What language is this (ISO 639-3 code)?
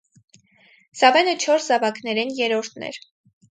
hye